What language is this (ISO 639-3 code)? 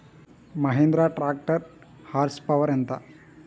tel